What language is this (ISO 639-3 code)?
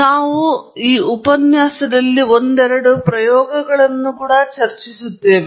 kan